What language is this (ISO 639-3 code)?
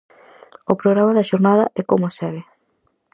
glg